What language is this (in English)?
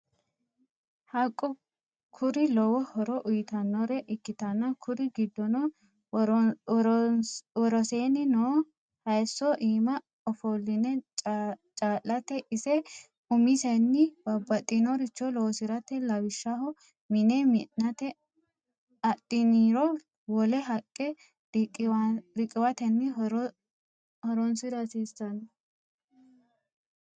Sidamo